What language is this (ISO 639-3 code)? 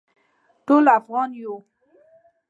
pus